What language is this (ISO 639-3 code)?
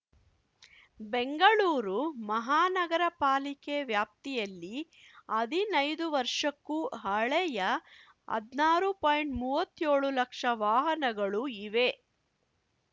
kan